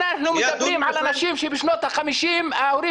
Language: Hebrew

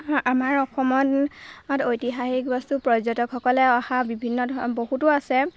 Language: Assamese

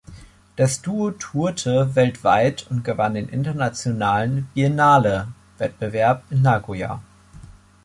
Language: German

